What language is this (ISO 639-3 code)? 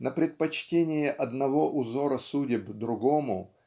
rus